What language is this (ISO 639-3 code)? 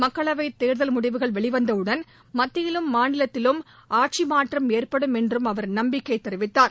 tam